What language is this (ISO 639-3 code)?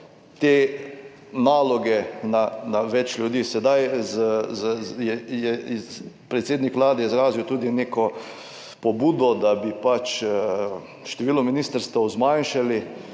slv